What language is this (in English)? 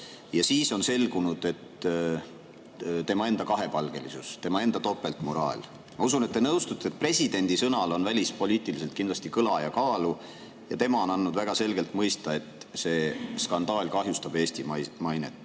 Estonian